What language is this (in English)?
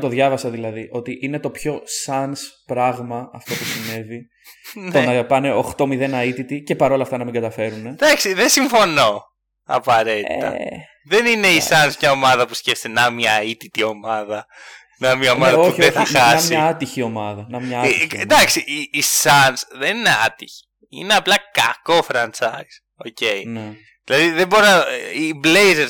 Greek